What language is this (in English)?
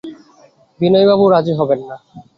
Bangla